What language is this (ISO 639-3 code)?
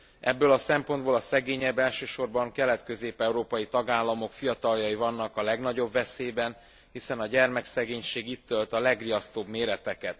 hun